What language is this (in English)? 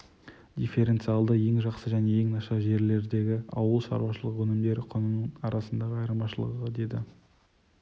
Kazakh